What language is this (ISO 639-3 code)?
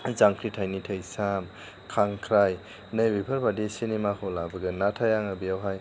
brx